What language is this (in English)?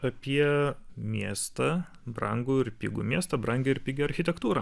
Lithuanian